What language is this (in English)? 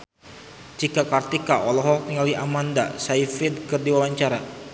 Sundanese